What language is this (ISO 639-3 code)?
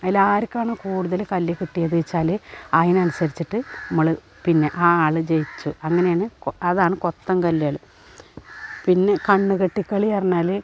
mal